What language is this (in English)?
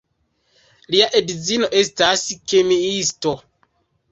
Esperanto